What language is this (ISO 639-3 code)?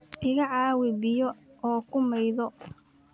som